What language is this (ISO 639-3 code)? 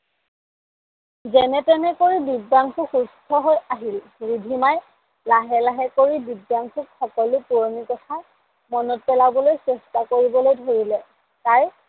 asm